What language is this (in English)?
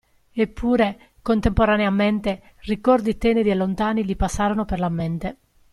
Italian